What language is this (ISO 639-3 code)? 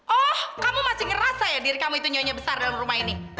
ind